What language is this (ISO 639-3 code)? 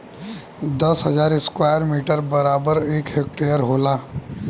bho